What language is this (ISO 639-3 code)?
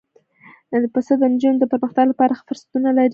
pus